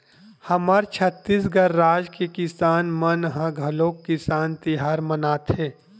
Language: Chhattisgarhi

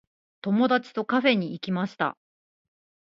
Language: Japanese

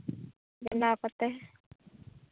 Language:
Santali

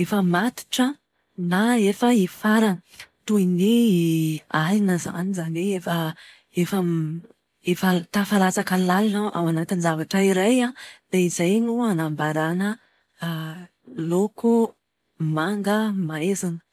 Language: Malagasy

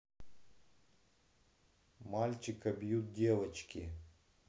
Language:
Russian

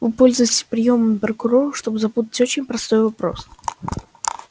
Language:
Russian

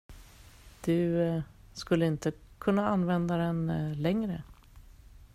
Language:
Swedish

